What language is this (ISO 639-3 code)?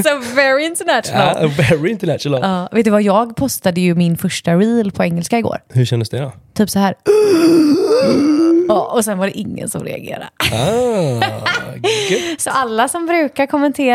swe